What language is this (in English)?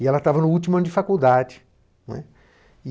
Portuguese